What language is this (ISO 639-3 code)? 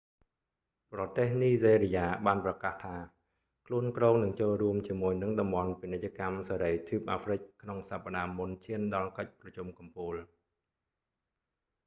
khm